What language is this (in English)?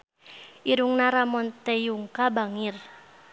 Sundanese